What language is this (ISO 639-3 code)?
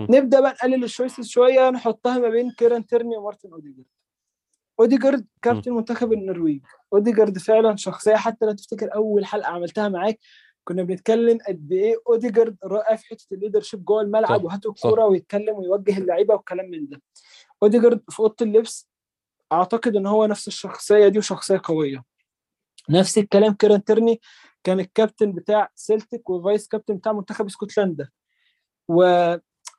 ara